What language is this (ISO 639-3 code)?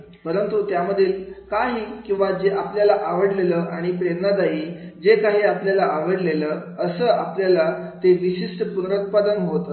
mar